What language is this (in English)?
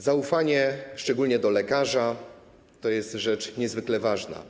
Polish